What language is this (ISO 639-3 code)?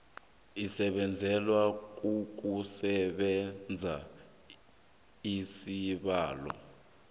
nbl